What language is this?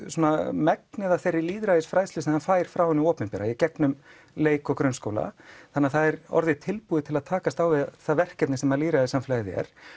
Icelandic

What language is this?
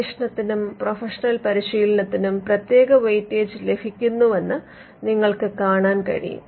Malayalam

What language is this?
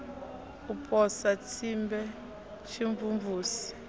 Venda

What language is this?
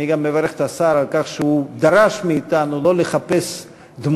Hebrew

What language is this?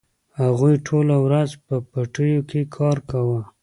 Pashto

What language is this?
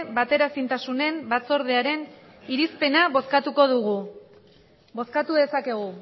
Basque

